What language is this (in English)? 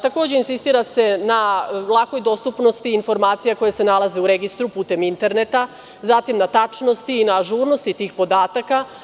Serbian